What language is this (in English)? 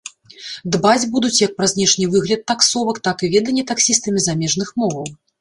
Belarusian